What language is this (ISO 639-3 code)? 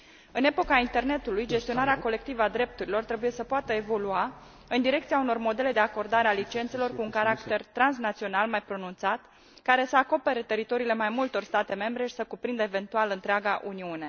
ron